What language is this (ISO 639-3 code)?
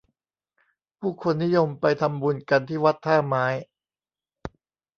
tha